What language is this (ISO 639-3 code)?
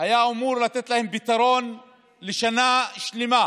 heb